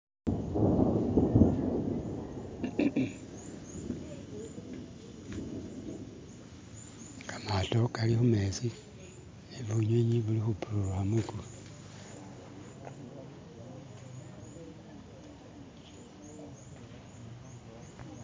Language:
Masaaba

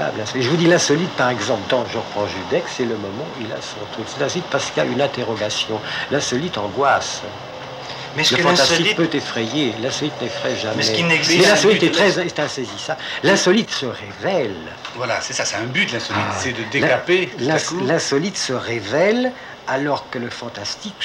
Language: French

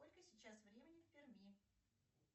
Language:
Russian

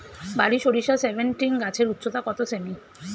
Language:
Bangla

